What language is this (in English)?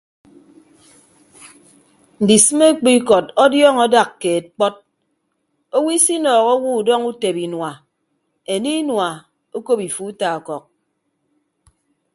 Ibibio